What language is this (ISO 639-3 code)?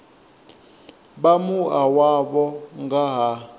ven